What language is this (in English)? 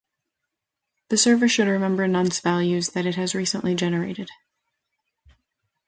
English